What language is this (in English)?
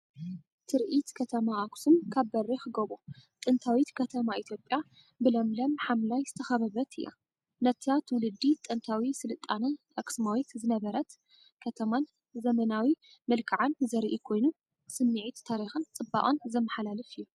Tigrinya